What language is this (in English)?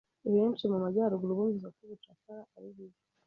Kinyarwanda